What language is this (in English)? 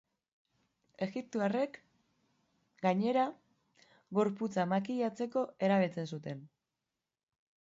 Basque